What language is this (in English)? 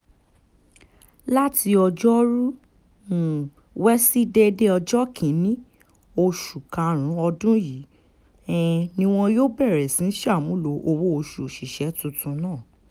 Yoruba